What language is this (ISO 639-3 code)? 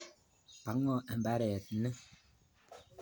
kln